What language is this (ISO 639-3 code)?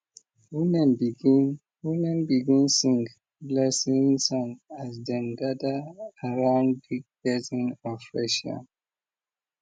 pcm